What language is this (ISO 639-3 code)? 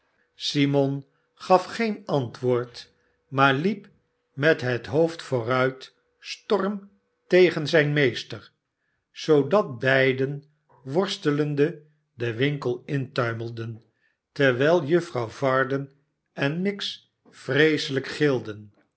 nld